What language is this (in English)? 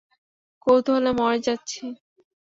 Bangla